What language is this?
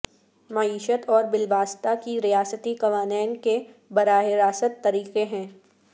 Urdu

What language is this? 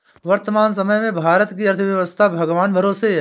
Hindi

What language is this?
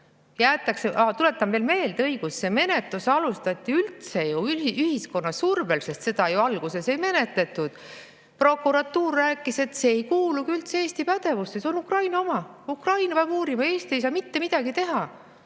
Estonian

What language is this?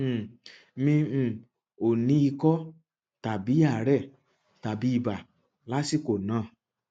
Yoruba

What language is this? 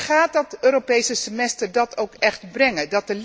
Dutch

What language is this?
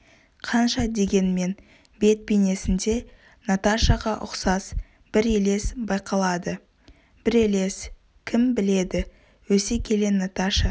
Kazakh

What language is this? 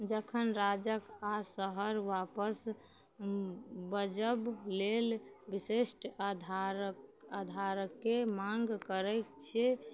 Maithili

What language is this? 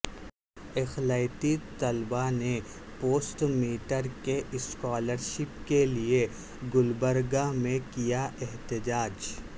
Urdu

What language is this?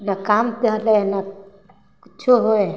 Maithili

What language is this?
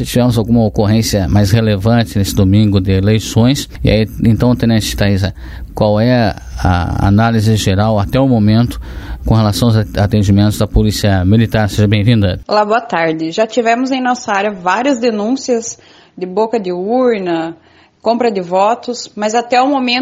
Portuguese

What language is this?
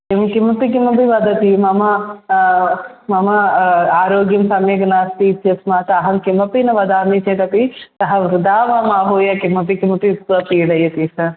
Sanskrit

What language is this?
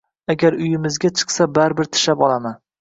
Uzbek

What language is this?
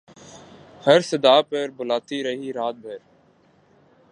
Urdu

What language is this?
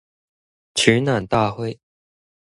Chinese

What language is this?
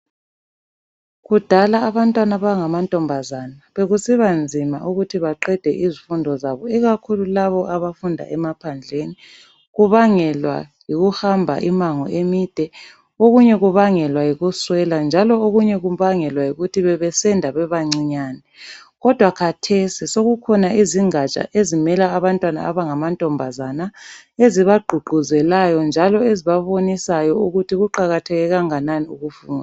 North Ndebele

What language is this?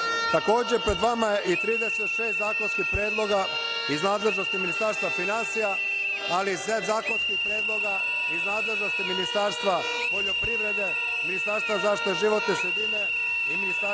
Serbian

